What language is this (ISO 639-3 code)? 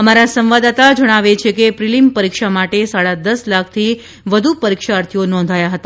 guj